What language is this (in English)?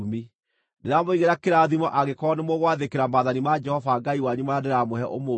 Kikuyu